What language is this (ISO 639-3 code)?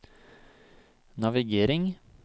nor